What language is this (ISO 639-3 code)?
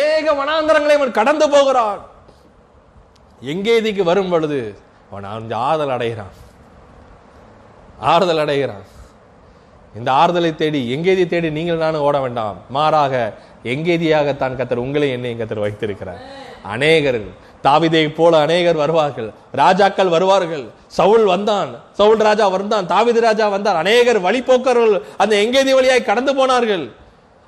tam